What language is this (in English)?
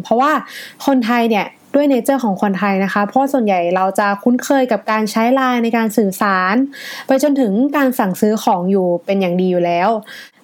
Thai